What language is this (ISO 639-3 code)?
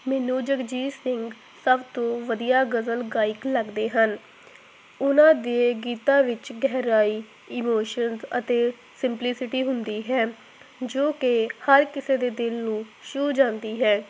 pan